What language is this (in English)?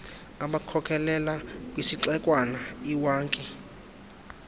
Xhosa